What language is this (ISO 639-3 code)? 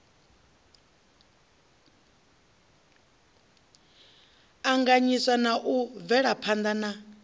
ven